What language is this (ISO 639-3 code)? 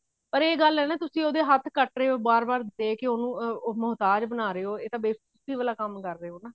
pan